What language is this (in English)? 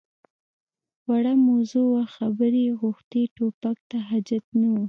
Pashto